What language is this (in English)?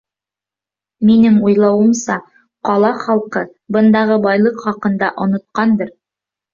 Bashkir